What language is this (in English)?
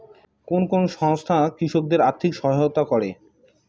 Bangla